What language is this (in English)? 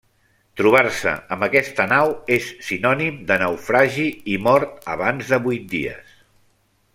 Catalan